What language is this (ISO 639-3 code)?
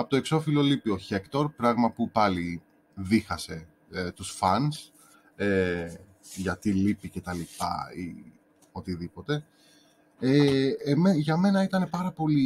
ell